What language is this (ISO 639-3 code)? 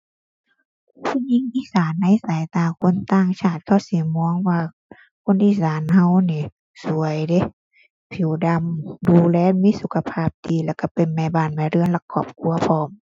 tha